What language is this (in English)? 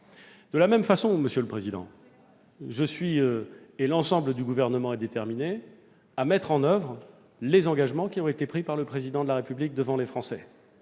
French